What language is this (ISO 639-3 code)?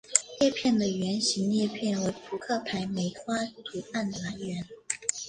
zho